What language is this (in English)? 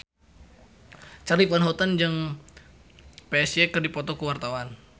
Sundanese